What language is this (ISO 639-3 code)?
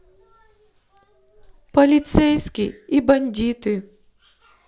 rus